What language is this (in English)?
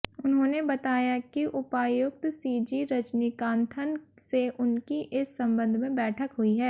Hindi